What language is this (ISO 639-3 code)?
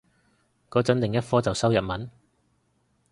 yue